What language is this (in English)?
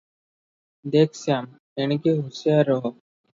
Odia